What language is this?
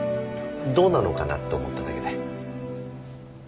Japanese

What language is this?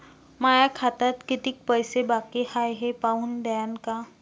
Marathi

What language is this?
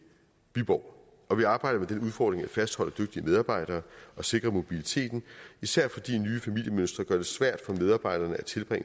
Danish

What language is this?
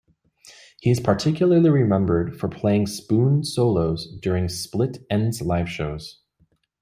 English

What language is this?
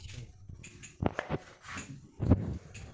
Magahi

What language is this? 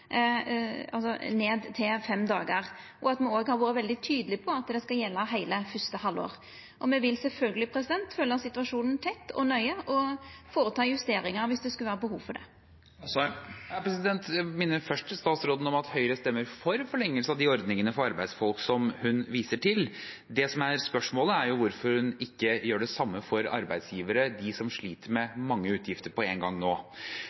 Norwegian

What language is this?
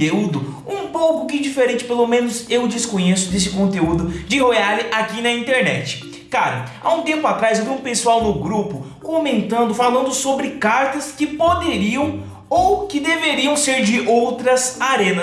Portuguese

